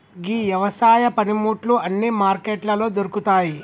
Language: Telugu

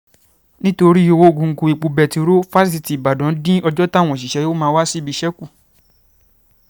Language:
Yoruba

